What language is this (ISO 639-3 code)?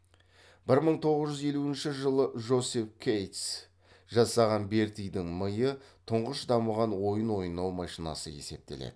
kaz